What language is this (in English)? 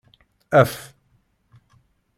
Kabyle